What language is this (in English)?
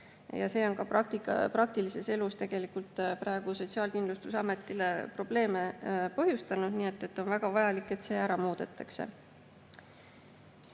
Estonian